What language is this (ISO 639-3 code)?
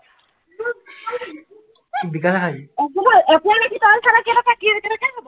asm